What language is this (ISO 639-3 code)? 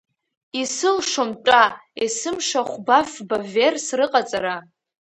abk